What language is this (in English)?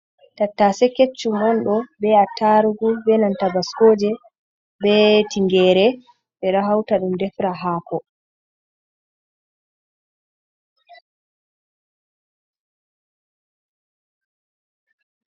Fula